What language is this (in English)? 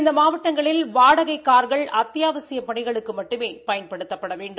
Tamil